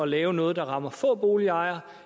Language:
Danish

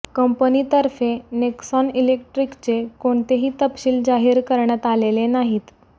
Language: Marathi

